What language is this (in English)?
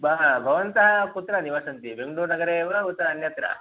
Sanskrit